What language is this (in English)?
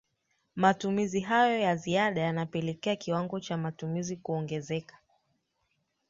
Swahili